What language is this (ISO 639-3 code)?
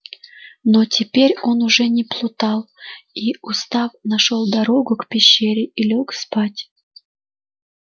rus